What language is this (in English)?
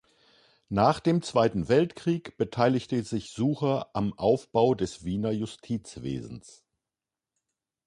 German